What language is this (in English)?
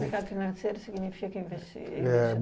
Portuguese